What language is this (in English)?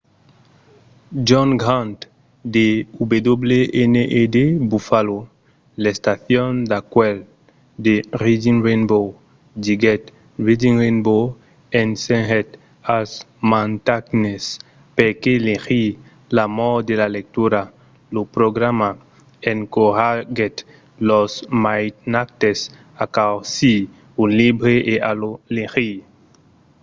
Occitan